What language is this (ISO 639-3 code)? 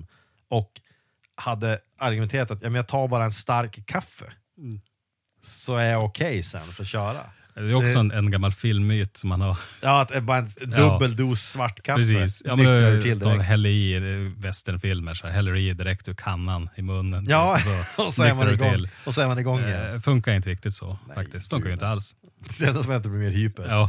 swe